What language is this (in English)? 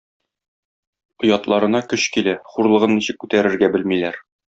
Tatar